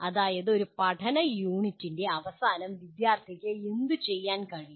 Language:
Malayalam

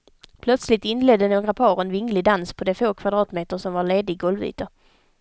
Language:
Swedish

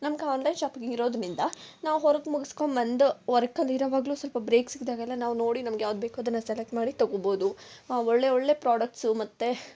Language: Kannada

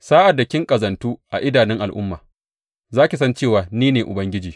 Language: Hausa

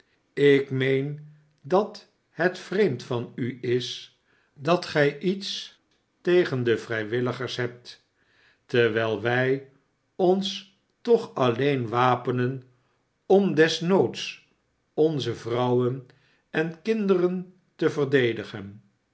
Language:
Dutch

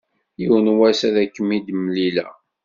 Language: Kabyle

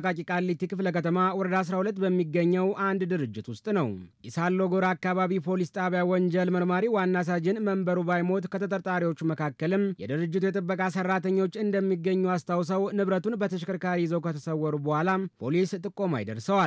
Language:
Arabic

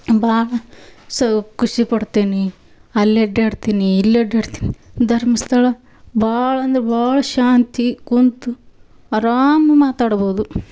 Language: Kannada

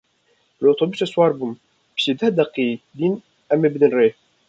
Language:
Kurdish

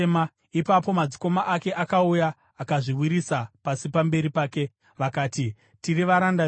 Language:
Shona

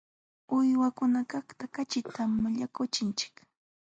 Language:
Jauja Wanca Quechua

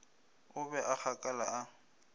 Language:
Northern Sotho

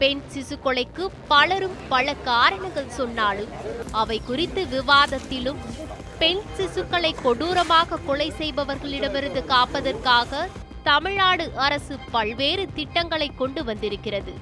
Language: Tamil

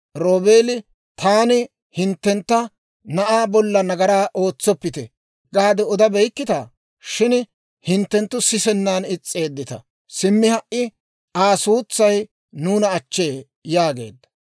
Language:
Dawro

